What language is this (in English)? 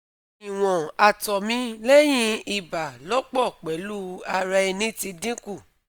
Yoruba